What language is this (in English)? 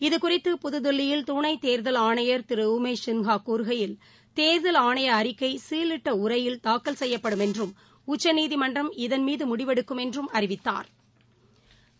Tamil